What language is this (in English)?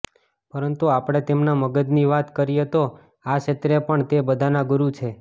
Gujarati